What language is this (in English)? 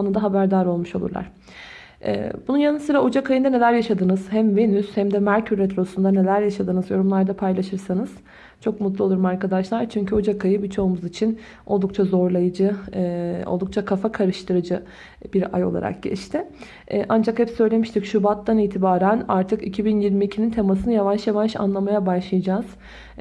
Turkish